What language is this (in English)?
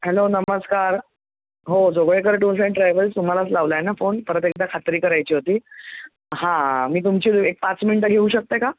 Marathi